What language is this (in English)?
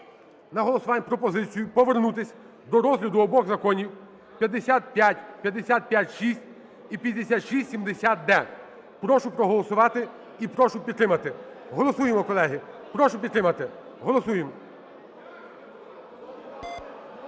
Ukrainian